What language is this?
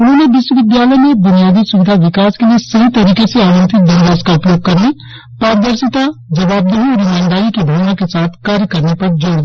Hindi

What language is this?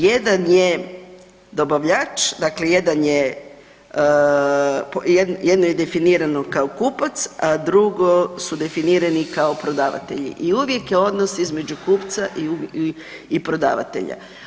Croatian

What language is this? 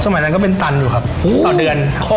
Thai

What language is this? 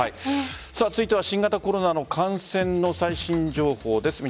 Japanese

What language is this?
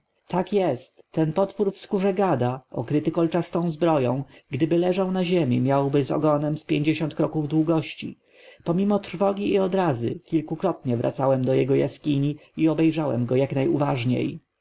Polish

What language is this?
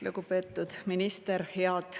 Estonian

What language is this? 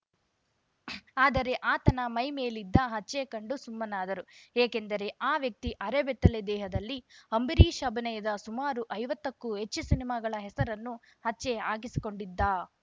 Kannada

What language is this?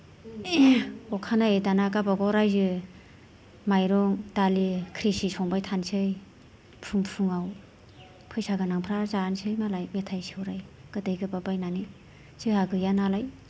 Bodo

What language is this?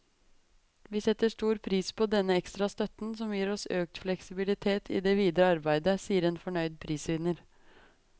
Norwegian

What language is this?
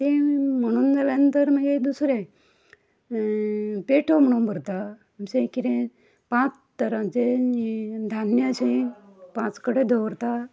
Konkani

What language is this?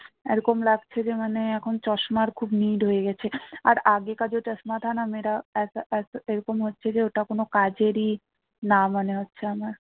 Bangla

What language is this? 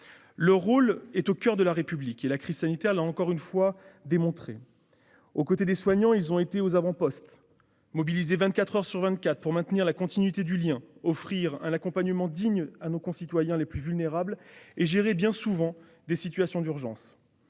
French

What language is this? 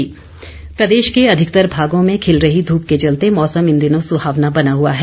Hindi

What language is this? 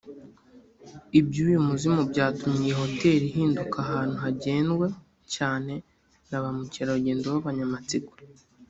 Kinyarwanda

